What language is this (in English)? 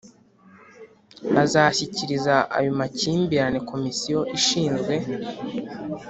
Kinyarwanda